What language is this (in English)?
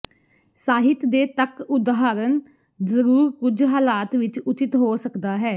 Punjabi